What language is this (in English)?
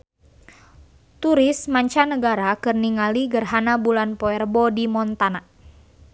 Sundanese